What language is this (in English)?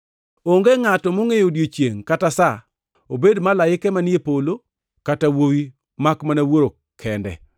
Luo (Kenya and Tanzania)